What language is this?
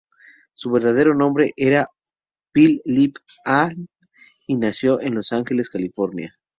Spanish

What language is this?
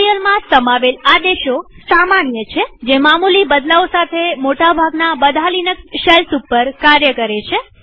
Gujarati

